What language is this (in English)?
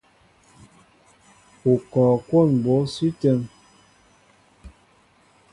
Mbo (Cameroon)